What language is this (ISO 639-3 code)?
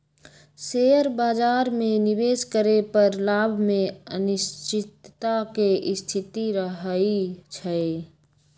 mag